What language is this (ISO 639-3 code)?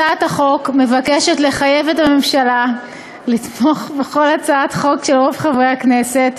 heb